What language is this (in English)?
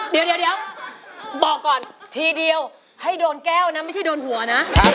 Thai